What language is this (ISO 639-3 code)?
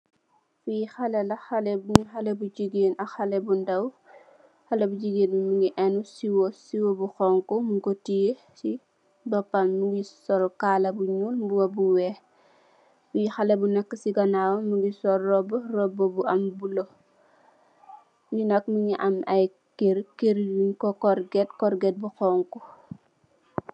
wol